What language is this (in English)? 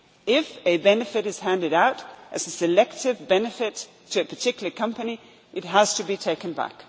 English